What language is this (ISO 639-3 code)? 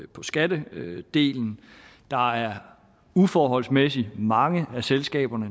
dan